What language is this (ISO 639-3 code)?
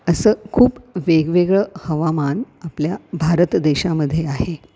mar